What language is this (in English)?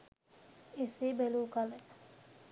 Sinhala